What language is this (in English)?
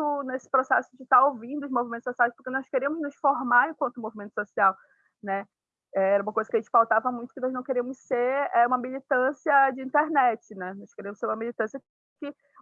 Portuguese